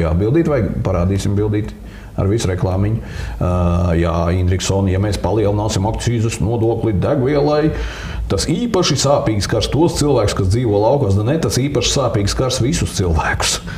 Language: Latvian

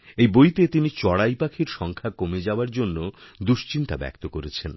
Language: Bangla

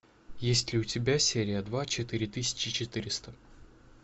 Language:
Russian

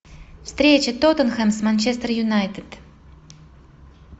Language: Russian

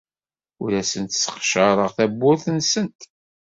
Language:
Kabyle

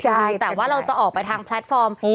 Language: Thai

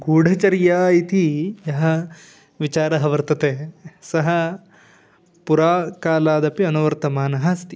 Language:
Sanskrit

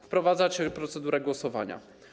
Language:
Polish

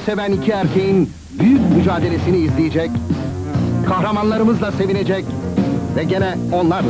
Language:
Turkish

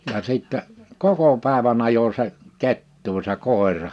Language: Finnish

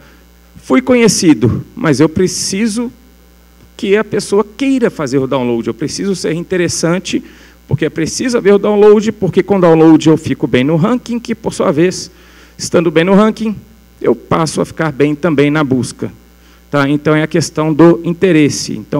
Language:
Portuguese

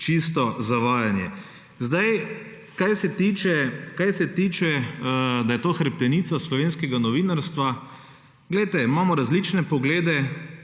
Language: Slovenian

